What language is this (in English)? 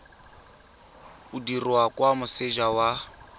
Tswana